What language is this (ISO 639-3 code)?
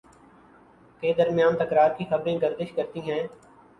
urd